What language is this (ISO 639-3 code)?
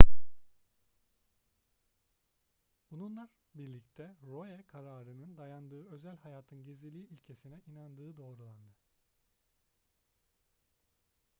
tur